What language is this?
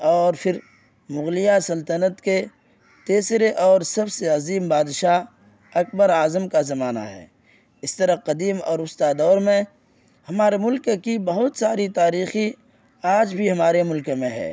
Urdu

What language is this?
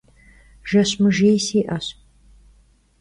Kabardian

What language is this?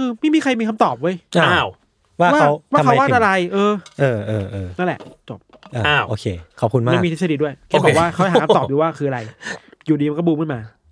Thai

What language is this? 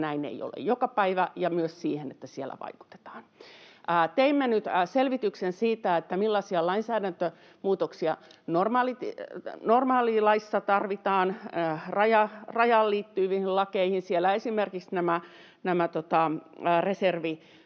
Finnish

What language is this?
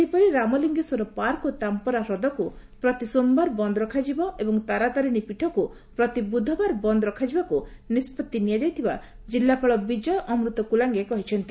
Odia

